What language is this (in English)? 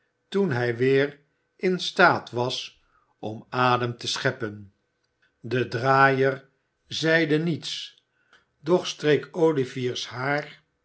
Dutch